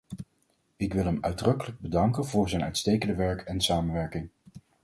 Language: Dutch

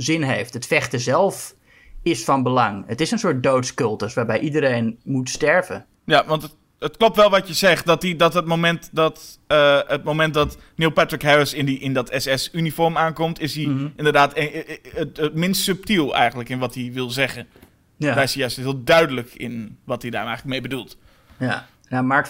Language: Dutch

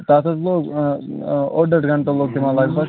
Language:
Kashmiri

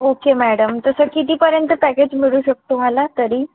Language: Marathi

